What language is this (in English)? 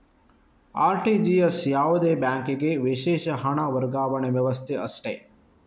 Kannada